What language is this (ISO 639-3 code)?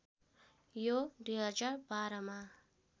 nep